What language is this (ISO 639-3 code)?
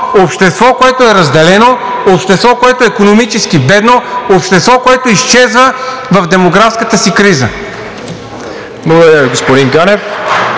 bul